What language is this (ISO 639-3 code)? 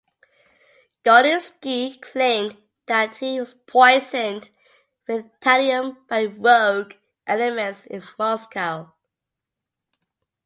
eng